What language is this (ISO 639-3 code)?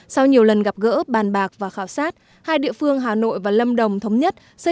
vie